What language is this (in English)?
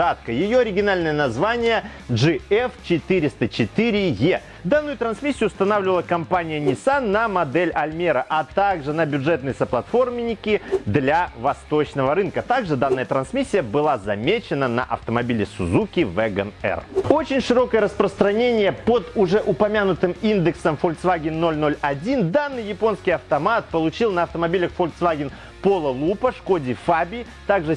Russian